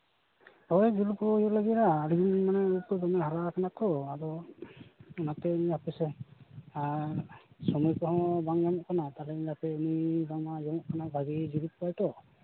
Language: Santali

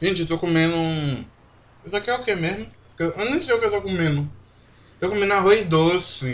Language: Portuguese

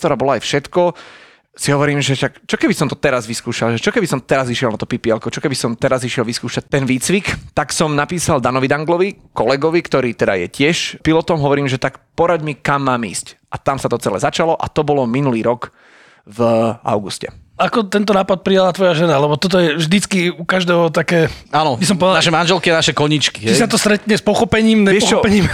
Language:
Slovak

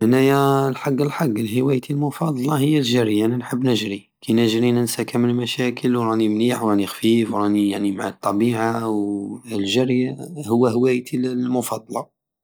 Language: Algerian Saharan Arabic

